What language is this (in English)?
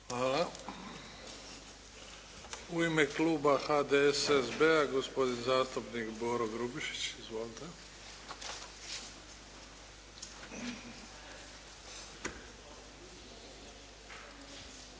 Croatian